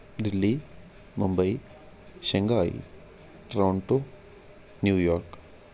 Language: Punjabi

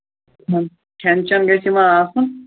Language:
Kashmiri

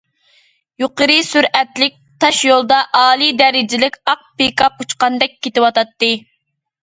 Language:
Uyghur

